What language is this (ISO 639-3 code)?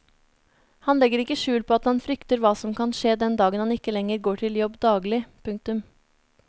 nor